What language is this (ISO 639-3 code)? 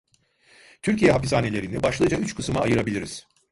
tur